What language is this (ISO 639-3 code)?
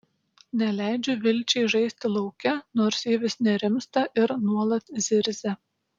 lit